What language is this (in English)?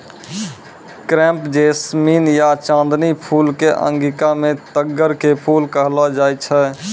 Maithili